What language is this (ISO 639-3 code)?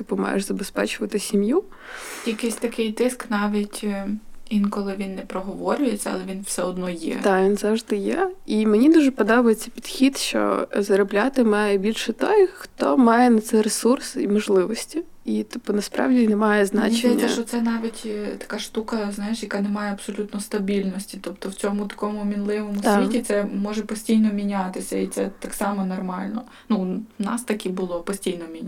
ukr